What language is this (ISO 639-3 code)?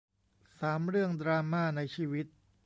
tha